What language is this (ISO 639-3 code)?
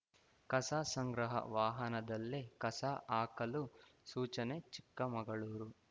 kan